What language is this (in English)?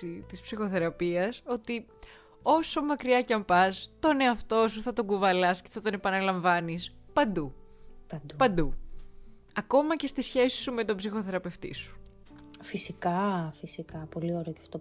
Greek